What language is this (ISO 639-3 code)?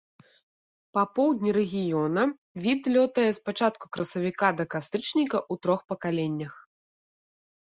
bel